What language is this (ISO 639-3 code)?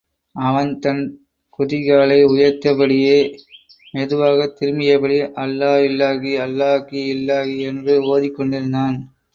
tam